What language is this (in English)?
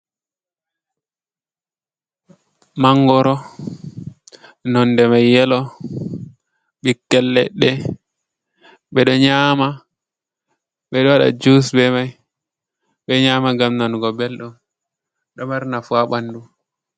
Fula